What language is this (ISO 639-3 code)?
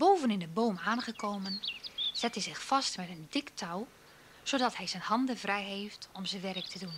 nld